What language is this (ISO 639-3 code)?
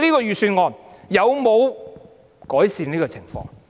yue